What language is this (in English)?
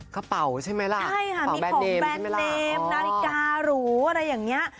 Thai